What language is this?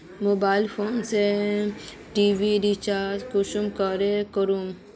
Magahi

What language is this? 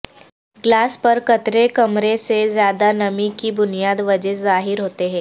Urdu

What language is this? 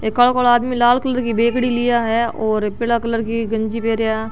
Marwari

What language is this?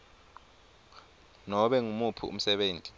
Swati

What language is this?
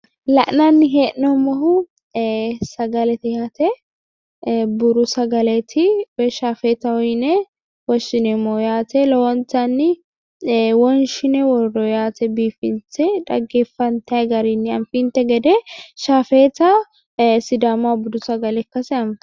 Sidamo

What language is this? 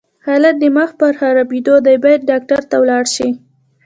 Pashto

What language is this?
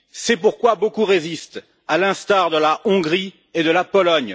French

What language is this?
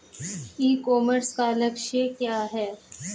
Hindi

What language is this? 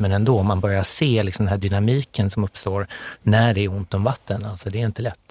Swedish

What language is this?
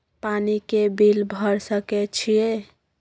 Maithili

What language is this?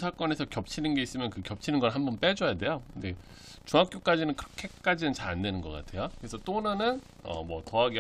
Korean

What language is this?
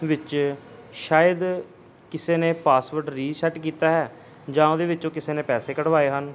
Punjabi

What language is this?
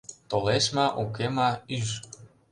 Mari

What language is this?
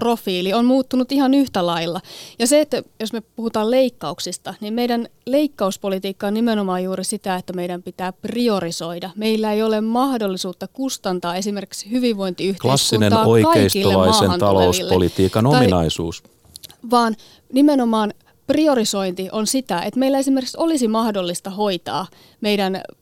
Finnish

